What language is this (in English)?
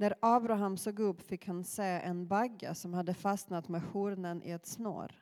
Swedish